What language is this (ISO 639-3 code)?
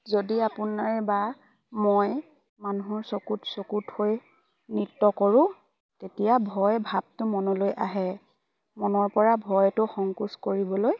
asm